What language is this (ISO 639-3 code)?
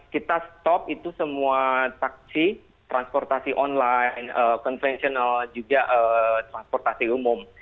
ind